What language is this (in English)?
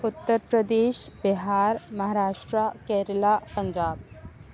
Urdu